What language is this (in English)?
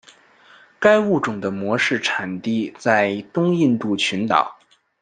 Chinese